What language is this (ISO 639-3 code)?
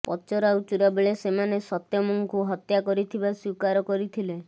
ori